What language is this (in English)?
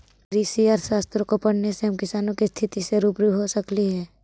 Magahi